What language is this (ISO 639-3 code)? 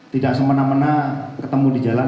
ind